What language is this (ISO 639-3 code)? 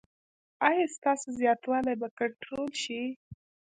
pus